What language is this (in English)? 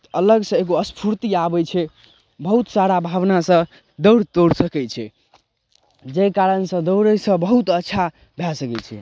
Maithili